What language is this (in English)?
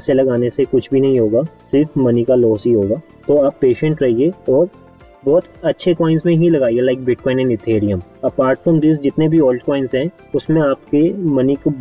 Hindi